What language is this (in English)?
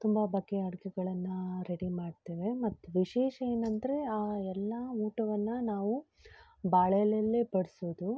Kannada